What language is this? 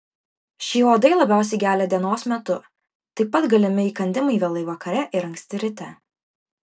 Lithuanian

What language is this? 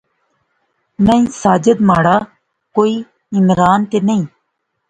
Pahari-Potwari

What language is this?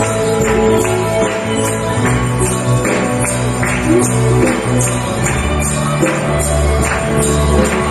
Indonesian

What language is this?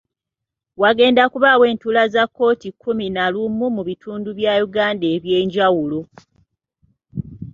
Ganda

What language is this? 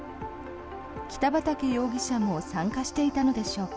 Japanese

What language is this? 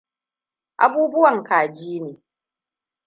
Hausa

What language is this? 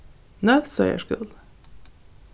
Faroese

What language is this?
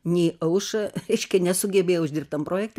Lithuanian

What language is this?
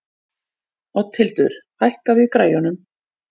Icelandic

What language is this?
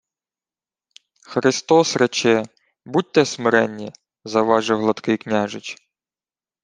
Ukrainian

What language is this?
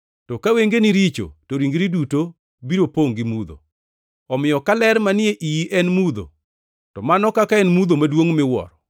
Luo (Kenya and Tanzania)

